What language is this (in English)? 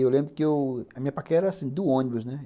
Portuguese